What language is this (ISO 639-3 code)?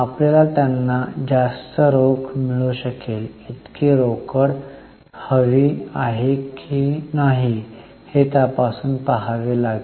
mar